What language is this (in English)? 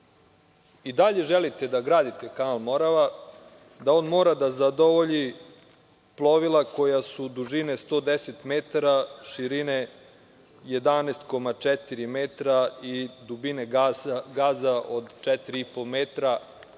Serbian